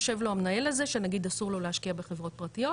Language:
Hebrew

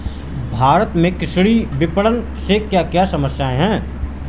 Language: Hindi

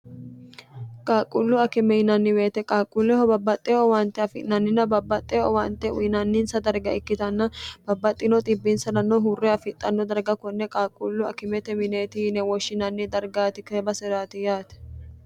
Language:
Sidamo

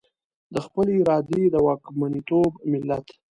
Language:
Pashto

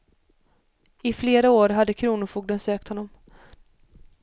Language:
Swedish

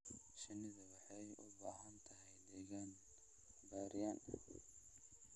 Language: Somali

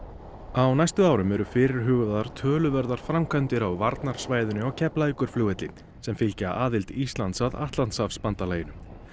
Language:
Icelandic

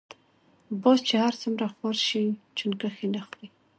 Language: Pashto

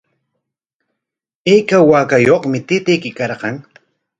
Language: Corongo Ancash Quechua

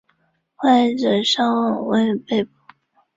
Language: Chinese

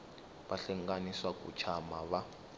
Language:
Tsonga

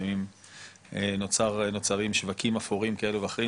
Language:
Hebrew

